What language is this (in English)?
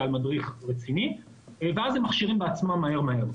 Hebrew